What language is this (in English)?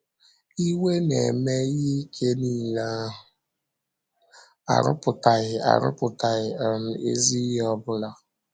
Igbo